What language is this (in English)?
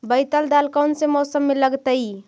Magahi